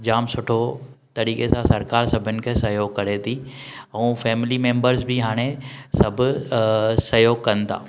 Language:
Sindhi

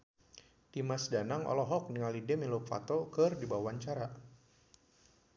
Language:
Sundanese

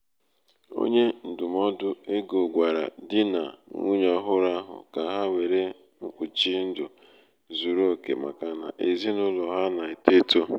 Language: Igbo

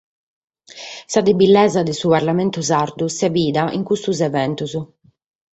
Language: Sardinian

